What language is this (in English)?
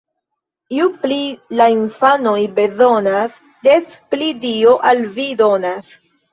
Esperanto